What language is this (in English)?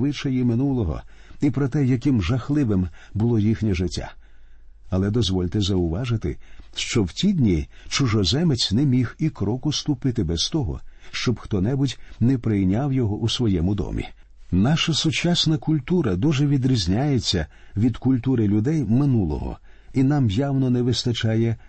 Ukrainian